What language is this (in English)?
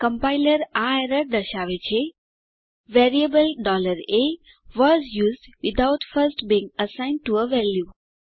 Gujarati